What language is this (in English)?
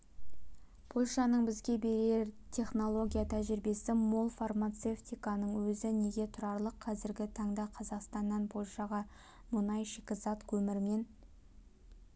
Kazakh